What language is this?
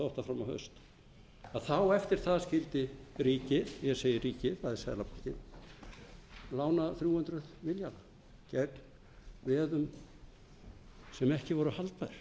Icelandic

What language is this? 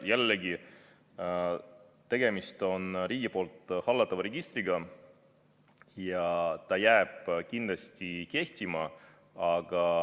Estonian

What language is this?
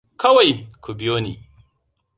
Hausa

